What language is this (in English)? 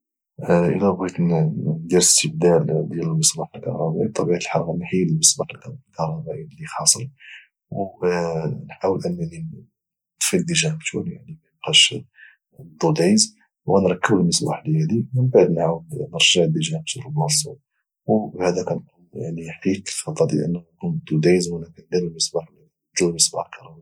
Moroccan Arabic